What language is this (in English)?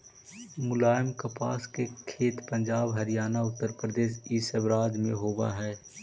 Magahi